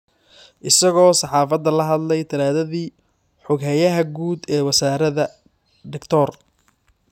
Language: Somali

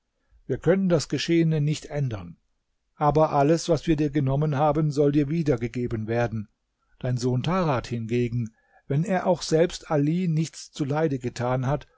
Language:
German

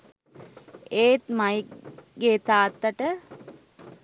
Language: Sinhala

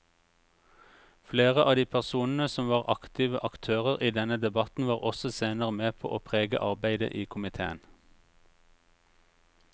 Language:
Norwegian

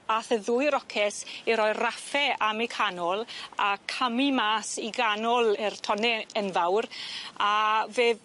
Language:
Welsh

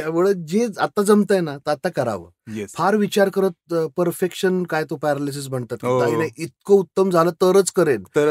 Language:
Marathi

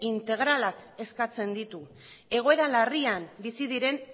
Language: Basque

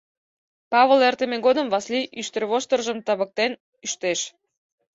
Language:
Mari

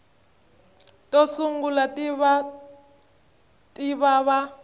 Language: Tsonga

